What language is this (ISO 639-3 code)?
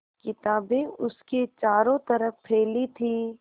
hin